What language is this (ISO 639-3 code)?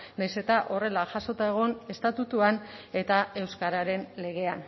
eus